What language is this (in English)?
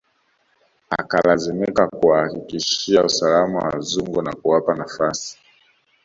Swahili